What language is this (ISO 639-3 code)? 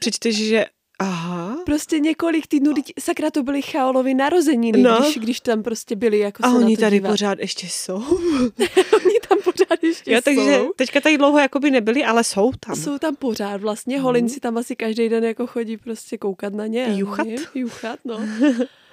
ces